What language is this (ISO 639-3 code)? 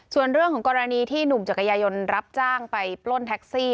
tha